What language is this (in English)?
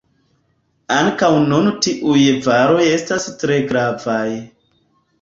Esperanto